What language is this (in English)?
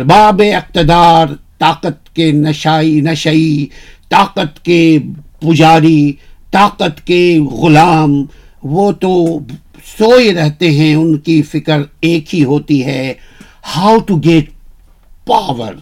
Urdu